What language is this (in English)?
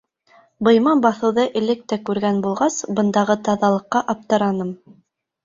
Bashkir